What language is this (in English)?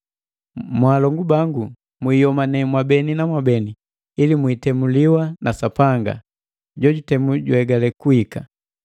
Matengo